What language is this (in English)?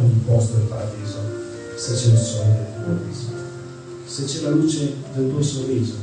Italian